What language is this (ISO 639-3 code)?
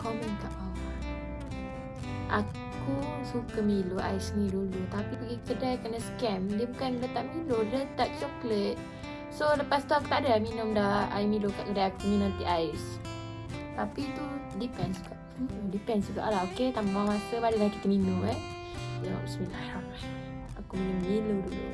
msa